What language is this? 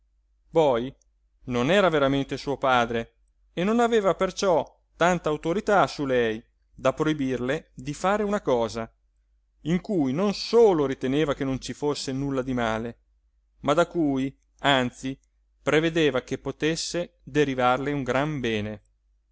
Italian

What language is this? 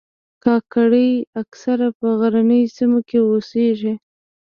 Pashto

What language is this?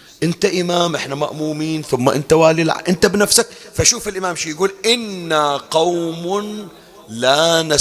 Arabic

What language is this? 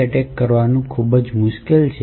Gujarati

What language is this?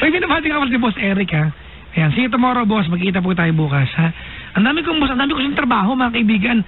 Filipino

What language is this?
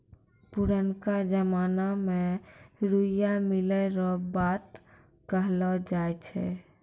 Maithili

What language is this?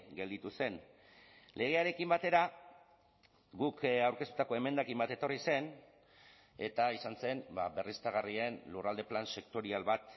Basque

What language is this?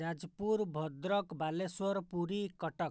Odia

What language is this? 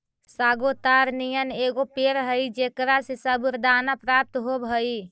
Magahi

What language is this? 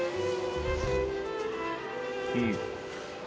Japanese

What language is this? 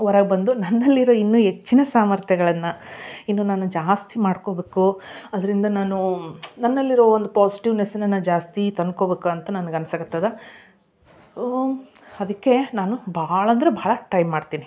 Kannada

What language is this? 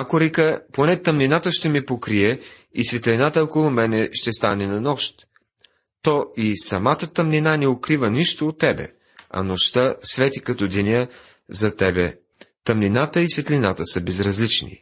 Bulgarian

